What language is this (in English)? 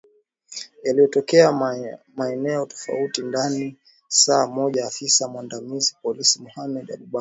Swahili